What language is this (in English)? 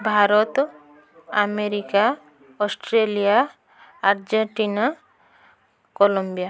Odia